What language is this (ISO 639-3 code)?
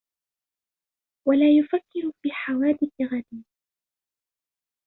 ara